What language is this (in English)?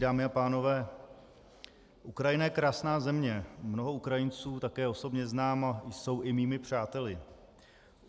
Czech